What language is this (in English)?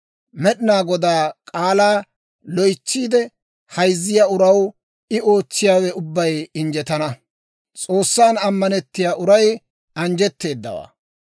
Dawro